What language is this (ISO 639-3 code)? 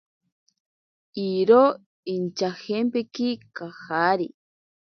prq